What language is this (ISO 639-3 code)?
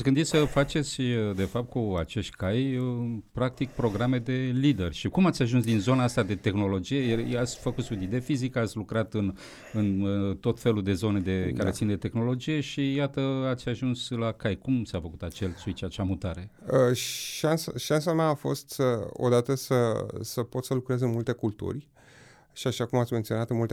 ron